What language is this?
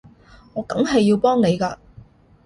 Cantonese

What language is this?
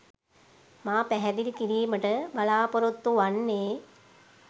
Sinhala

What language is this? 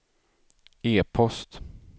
Swedish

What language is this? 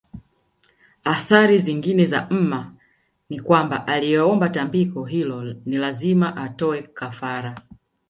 Swahili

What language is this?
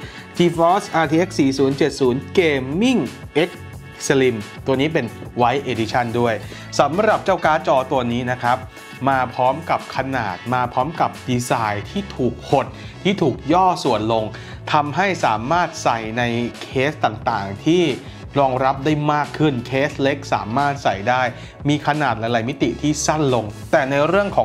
Thai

